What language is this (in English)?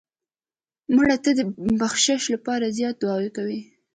Pashto